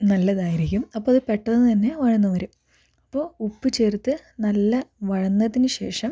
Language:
Malayalam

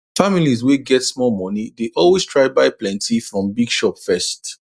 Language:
Nigerian Pidgin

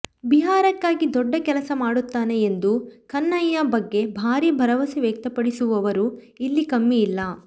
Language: Kannada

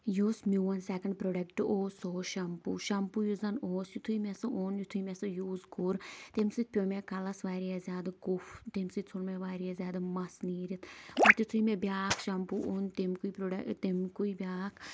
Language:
Kashmiri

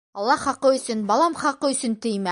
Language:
Bashkir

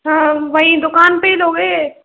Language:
Hindi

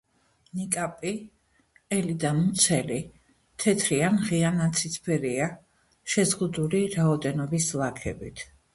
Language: Georgian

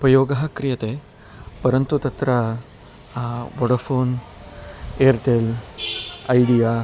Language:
Sanskrit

